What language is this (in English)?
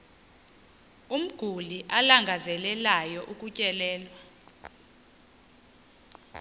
Xhosa